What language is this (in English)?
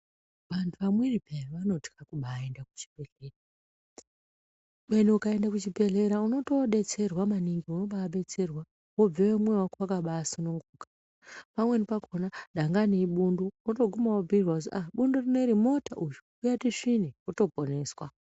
Ndau